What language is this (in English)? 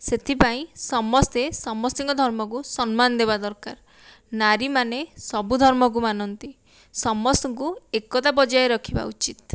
Odia